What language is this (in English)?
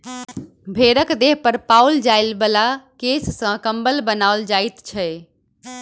Maithili